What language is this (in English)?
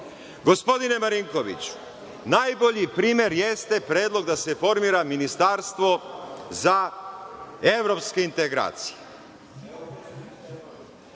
Serbian